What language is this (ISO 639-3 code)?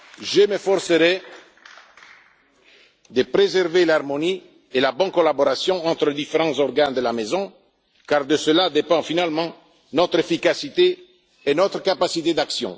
fra